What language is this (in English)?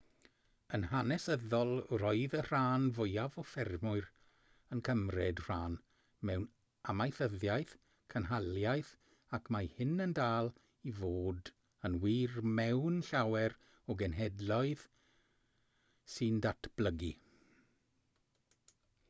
Welsh